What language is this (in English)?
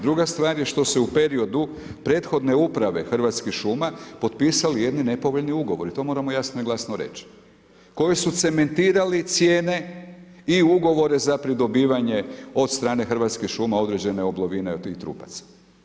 Croatian